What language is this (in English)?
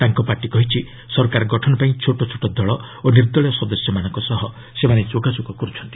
Odia